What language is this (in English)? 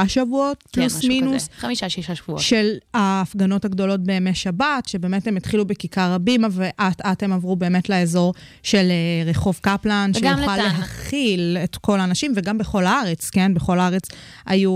Hebrew